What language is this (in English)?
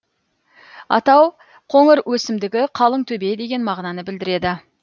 Kazakh